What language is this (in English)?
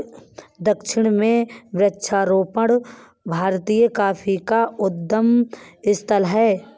Hindi